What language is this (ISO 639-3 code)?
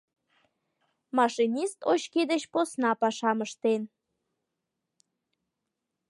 chm